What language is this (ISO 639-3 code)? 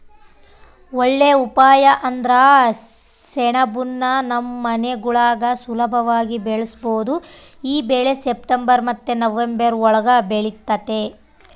kan